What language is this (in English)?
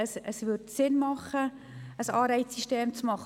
Swiss German